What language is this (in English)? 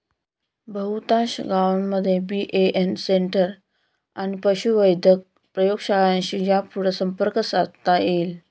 Marathi